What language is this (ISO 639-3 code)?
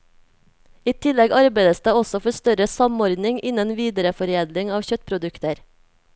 nor